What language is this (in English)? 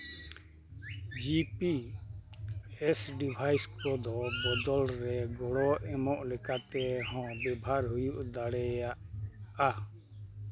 Santali